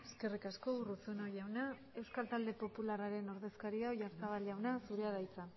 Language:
Basque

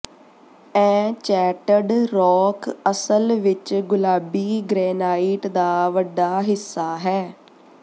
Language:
Punjabi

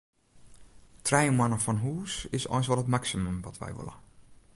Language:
Western Frisian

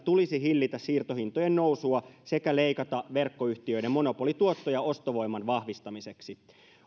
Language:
Finnish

